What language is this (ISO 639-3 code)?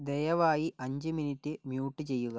mal